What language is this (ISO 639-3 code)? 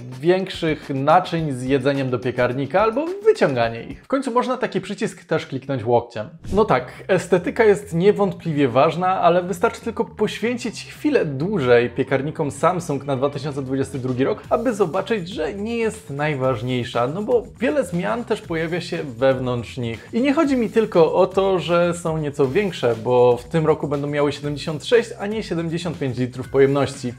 pol